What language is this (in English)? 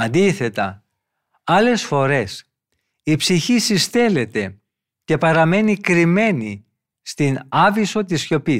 Greek